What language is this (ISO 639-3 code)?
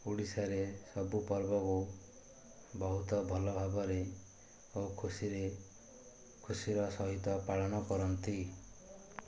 ori